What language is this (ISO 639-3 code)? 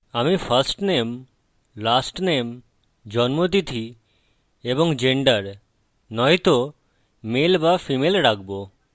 ben